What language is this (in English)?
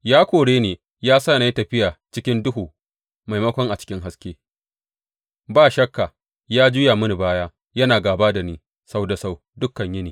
Hausa